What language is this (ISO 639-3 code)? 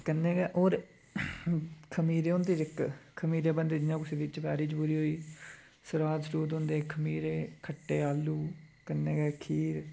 doi